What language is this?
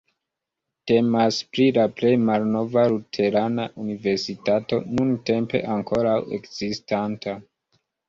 Esperanto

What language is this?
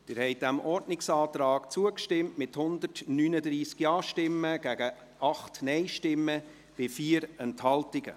Swiss German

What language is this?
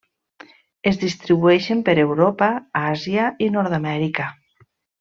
Catalan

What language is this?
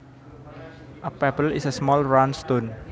Javanese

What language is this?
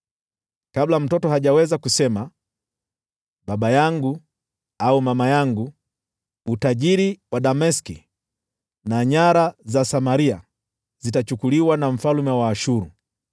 Swahili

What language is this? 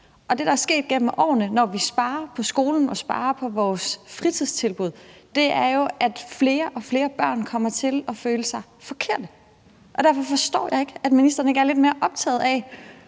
Danish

